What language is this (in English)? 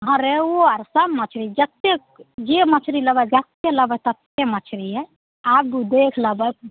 Maithili